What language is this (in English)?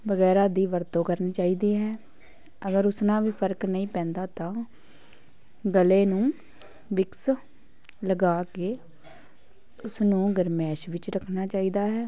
Punjabi